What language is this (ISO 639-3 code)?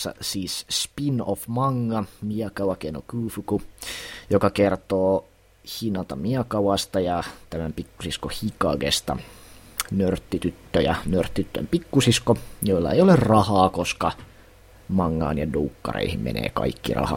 fin